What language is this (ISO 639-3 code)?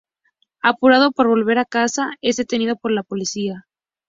spa